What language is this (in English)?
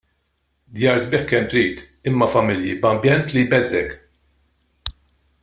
Maltese